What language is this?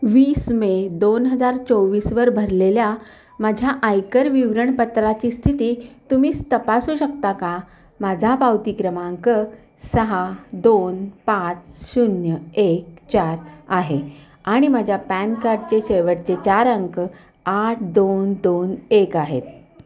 Marathi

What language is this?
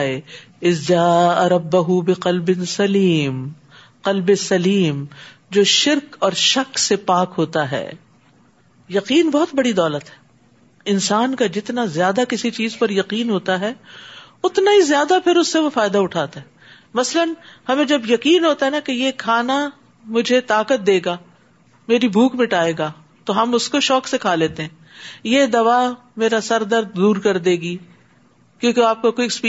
Urdu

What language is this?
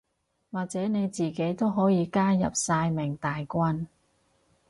Cantonese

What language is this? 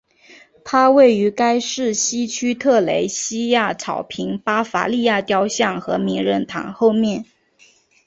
Chinese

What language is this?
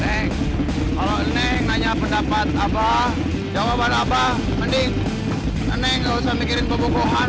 Indonesian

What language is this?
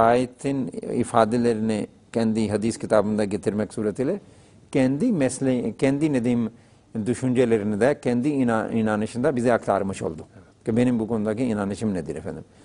Turkish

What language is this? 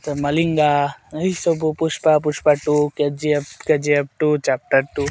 Odia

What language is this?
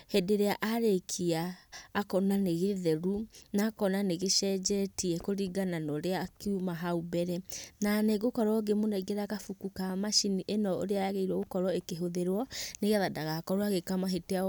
Kikuyu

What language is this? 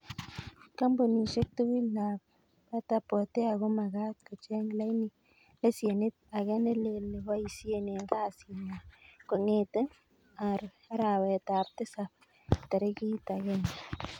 Kalenjin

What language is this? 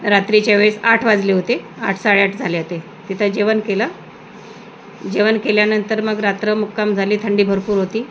Marathi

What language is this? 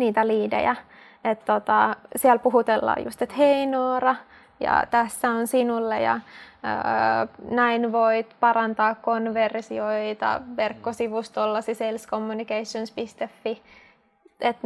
Finnish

